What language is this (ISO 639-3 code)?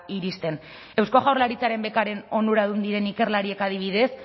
eus